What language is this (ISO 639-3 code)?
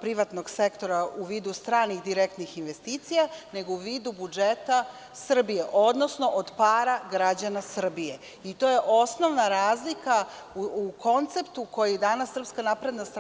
srp